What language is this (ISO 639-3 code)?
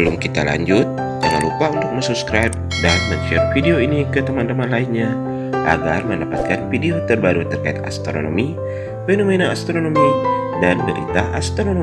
ind